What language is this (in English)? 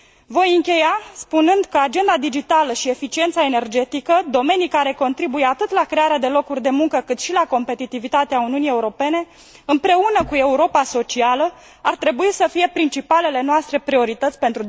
Romanian